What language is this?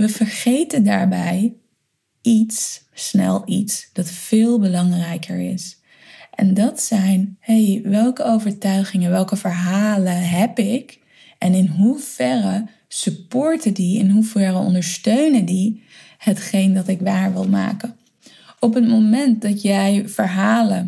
Dutch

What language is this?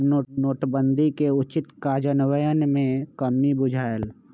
Magahi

